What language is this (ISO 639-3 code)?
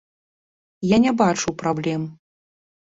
bel